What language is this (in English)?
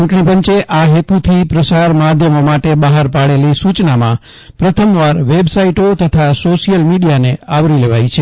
Gujarati